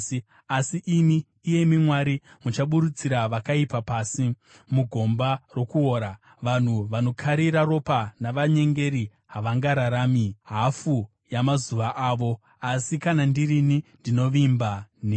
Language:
Shona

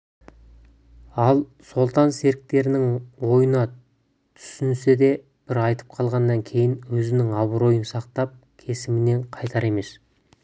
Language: Kazakh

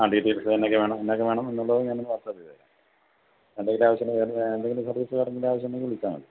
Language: Malayalam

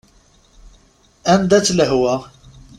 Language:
Kabyle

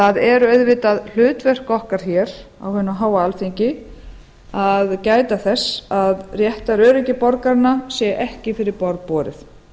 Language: Icelandic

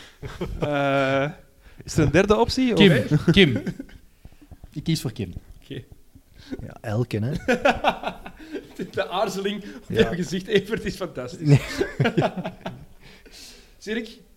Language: Dutch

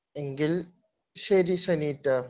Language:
Malayalam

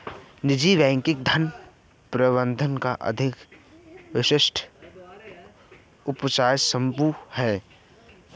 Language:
Hindi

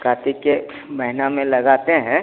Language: Hindi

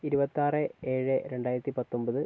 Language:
Malayalam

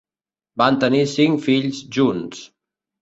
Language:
Catalan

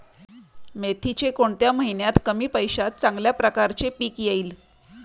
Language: Marathi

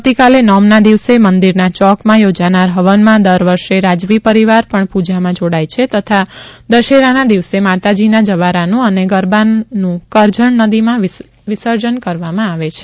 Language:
Gujarati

